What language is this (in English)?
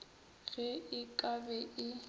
Northern Sotho